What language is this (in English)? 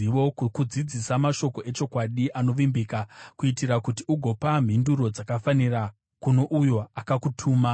Shona